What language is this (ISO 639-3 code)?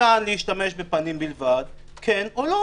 heb